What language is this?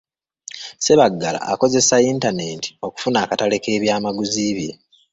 Ganda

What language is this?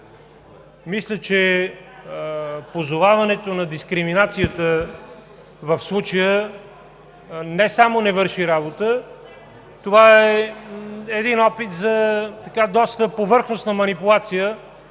Bulgarian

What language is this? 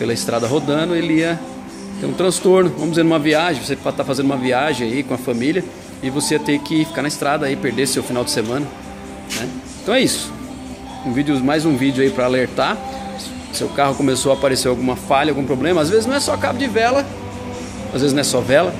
Portuguese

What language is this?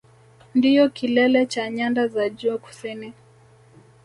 Swahili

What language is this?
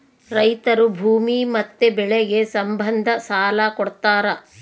Kannada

